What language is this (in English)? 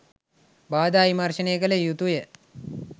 Sinhala